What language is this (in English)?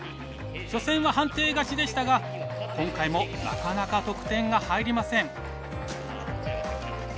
Japanese